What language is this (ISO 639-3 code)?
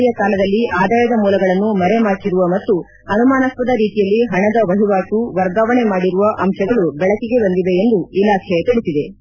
kan